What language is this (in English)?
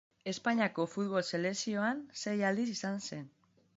Basque